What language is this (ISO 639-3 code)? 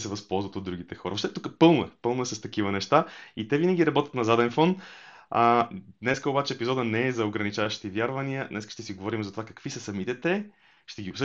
bul